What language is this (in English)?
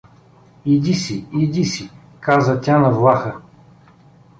Bulgarian